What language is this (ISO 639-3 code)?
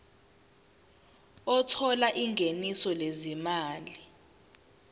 zul